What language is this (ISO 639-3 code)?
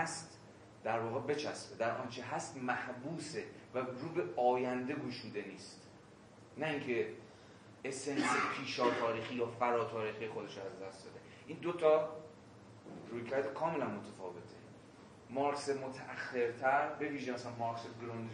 fas